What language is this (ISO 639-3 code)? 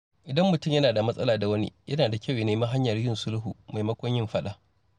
hau